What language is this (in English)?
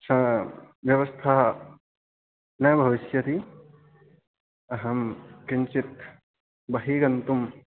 Sanskrit